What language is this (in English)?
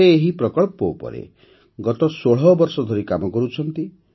Odia